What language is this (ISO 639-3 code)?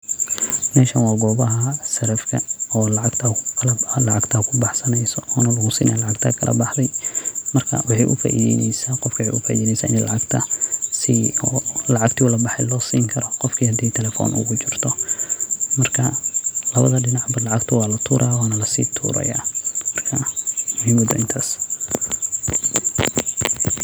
som